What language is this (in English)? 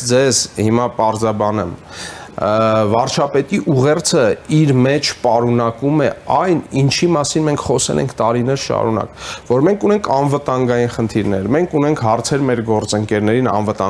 Romanian